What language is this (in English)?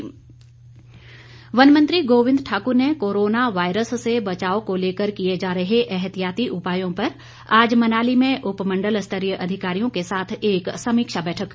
Hindi